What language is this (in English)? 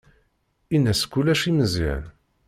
Kabyle